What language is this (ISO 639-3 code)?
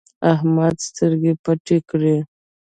pus